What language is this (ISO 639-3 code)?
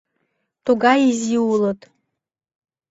chm